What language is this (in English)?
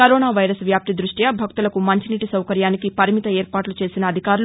Telugu